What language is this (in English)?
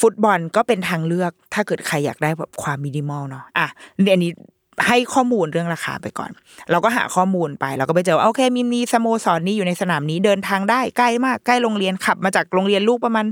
Thai